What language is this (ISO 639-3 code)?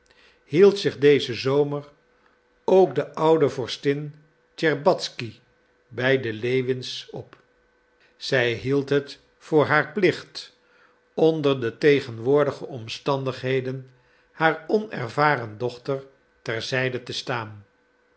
nld